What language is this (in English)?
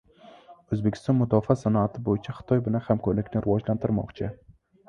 Uzbek